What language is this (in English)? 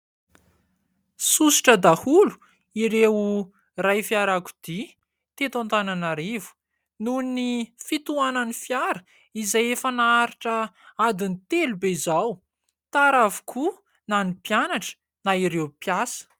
Malagasy